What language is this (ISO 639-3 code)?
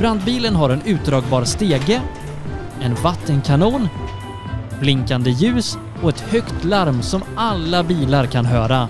swe